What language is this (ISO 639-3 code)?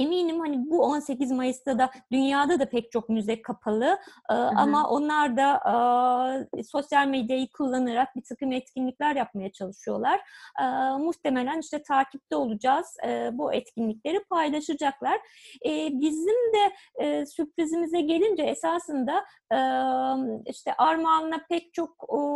tur